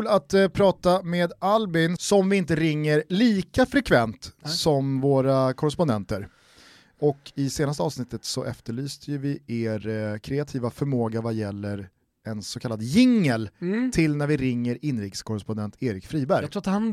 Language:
Swedish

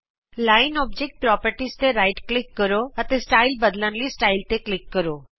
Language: Punjabi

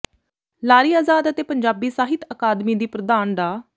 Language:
Punjabi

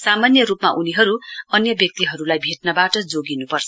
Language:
Nepali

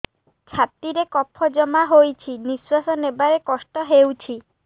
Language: Odia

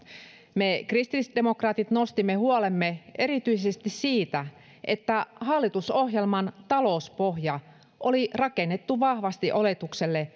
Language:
Finnish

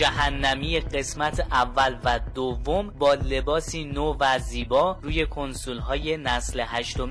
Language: Persian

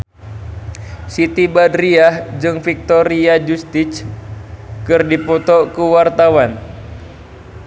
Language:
Sundanese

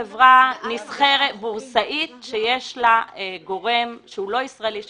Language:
Hebrew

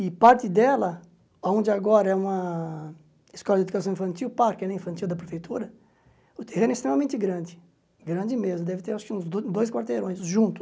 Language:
Portuguese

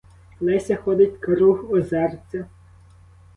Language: Ukrainian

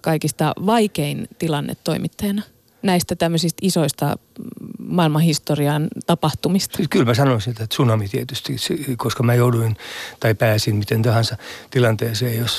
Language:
Finnish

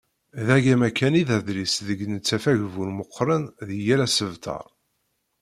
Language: Kabyle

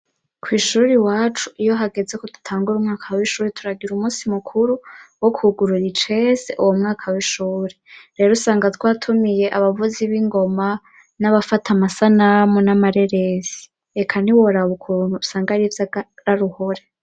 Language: Rundi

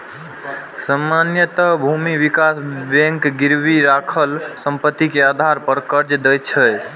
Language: Maithili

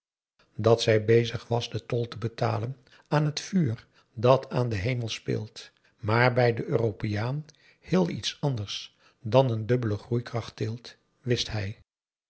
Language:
Dutch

